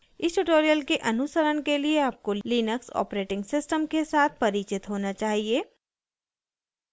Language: Hindi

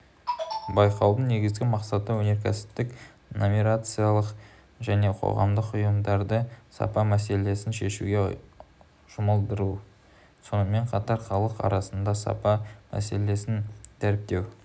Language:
Kazakh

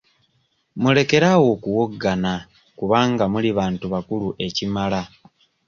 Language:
Ganda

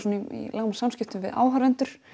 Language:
Icelandic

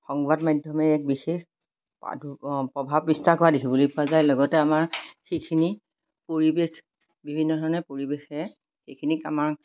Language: Assamese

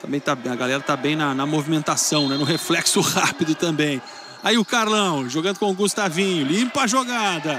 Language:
Portuguese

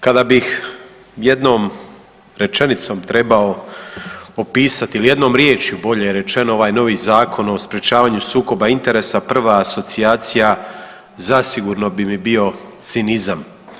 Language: Croatian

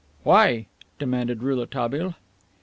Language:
English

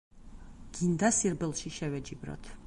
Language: Georgian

